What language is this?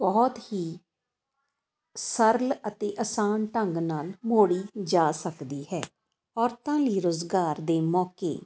Punjabi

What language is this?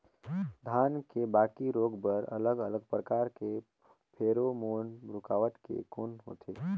Chhattisgarhi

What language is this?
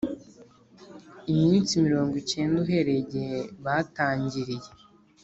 Kinyarwanda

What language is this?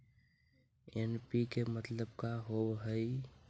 Magahi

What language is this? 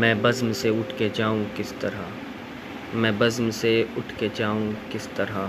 Urdu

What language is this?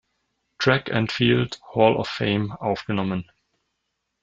German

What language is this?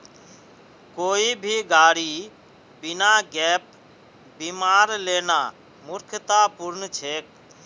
Magahi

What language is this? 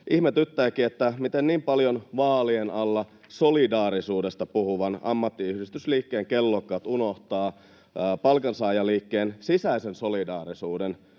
Finnish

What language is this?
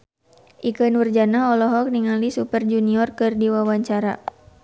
Sundanese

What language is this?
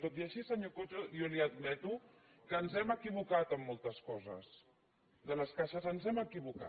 Catalan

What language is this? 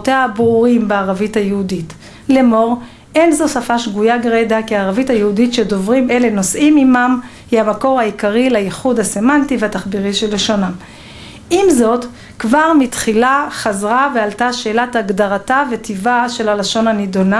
Hebrew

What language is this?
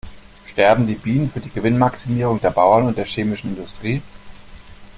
German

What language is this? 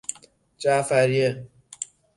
Persian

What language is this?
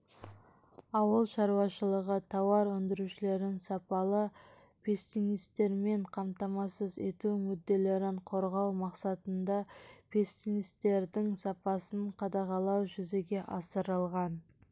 Kazakh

